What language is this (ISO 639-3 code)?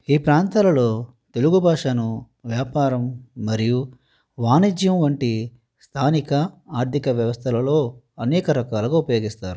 tel